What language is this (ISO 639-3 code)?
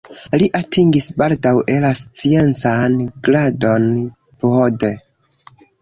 epo